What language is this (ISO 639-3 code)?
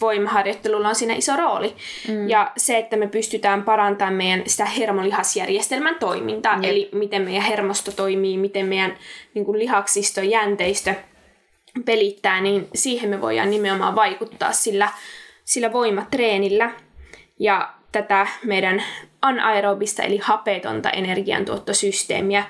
fin